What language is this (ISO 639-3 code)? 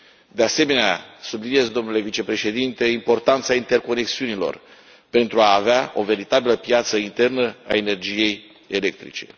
ron